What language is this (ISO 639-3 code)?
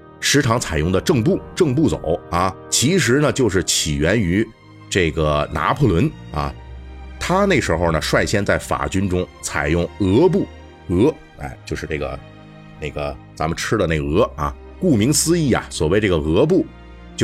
zho